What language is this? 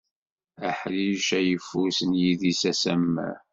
Kabyle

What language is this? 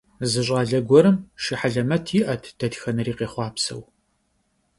Kabardian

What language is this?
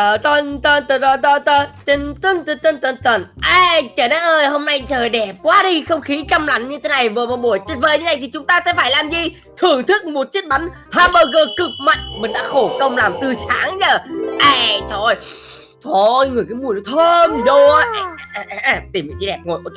Vietnamese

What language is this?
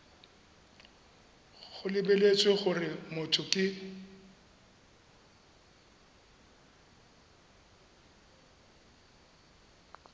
Tswana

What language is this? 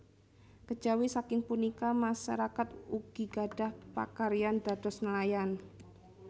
Javanese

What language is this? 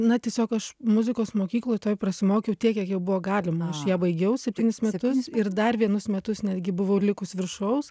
Lithuanian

